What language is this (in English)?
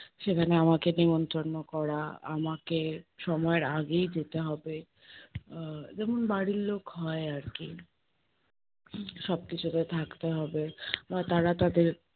Bangla